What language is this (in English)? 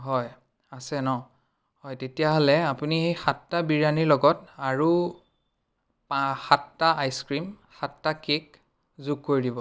Assamese